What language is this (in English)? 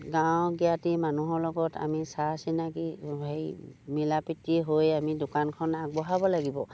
Assamese